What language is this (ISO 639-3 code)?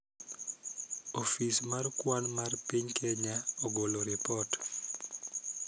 luo